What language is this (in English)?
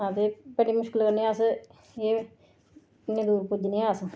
Dogri